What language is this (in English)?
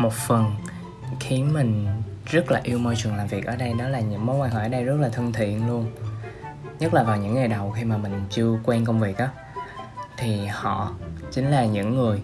Vietnamese